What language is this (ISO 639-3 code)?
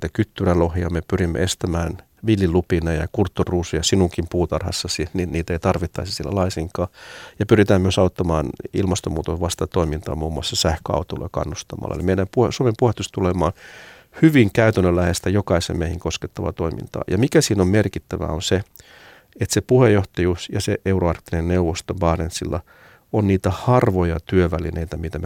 fin